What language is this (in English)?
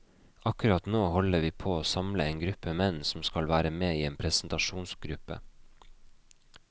Norwegian